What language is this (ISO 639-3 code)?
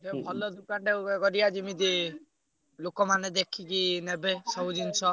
ori